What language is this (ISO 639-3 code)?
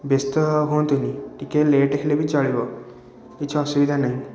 ori